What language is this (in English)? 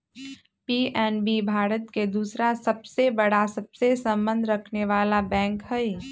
Magahi